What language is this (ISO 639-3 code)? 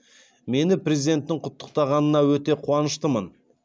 kaz